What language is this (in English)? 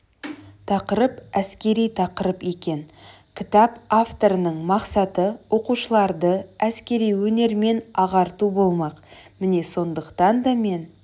Kazakh